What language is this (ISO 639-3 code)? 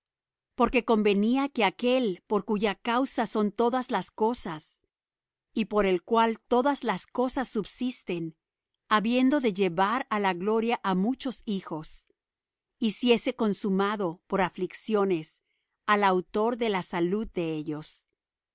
spa